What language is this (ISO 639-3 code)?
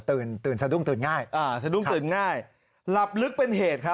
tha